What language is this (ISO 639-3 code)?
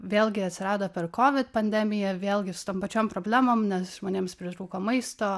lit